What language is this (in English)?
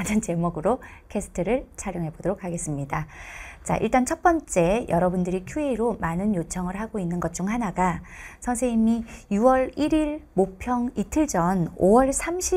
Korean